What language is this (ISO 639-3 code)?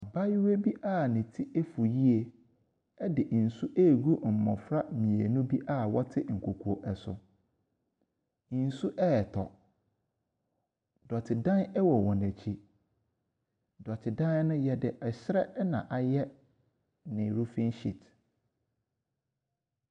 aka